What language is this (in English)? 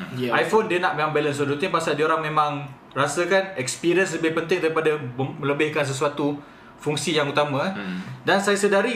Malay